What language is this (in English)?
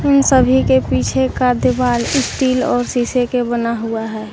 Hindi